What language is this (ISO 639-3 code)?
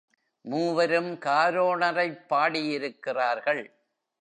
tam